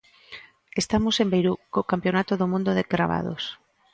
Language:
Galician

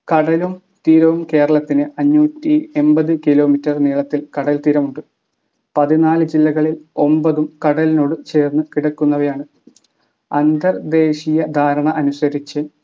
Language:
Malayalam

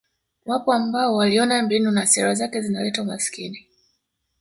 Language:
Swahili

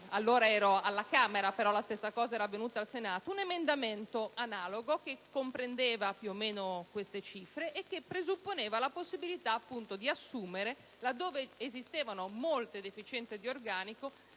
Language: Italian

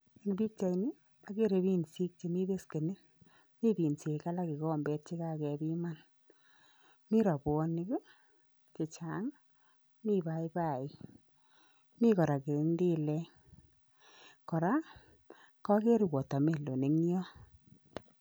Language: Kalenjin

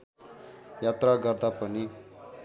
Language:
Nepali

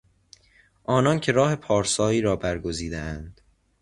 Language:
Persian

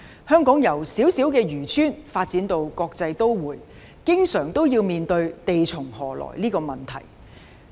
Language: Cantonese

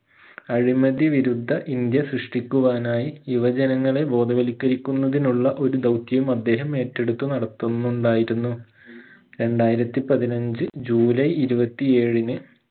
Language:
Malayalam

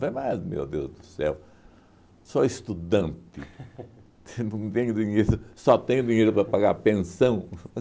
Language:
Portuguese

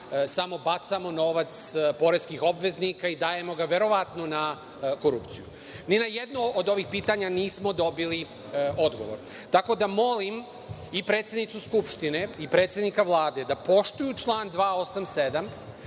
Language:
Serbian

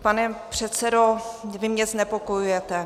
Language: Czech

